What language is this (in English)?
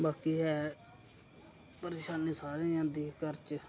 Dogri